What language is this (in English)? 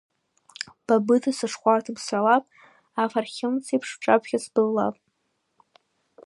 Abkhazian